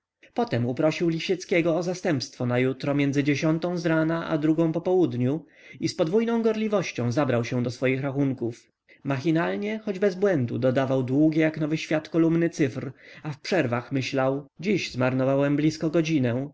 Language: Polish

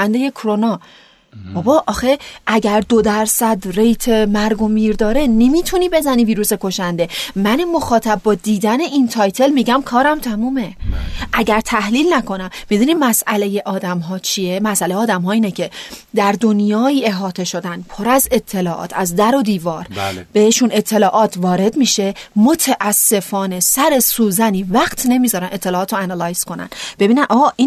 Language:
Persian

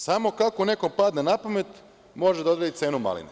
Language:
Serbian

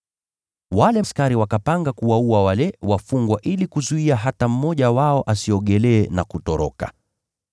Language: Swahili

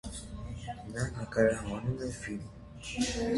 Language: Armenian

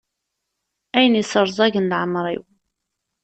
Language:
Kabyle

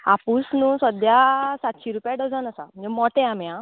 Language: Konkani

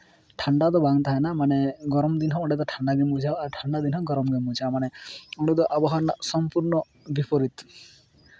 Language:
Santali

